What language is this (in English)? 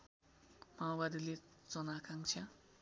Nepali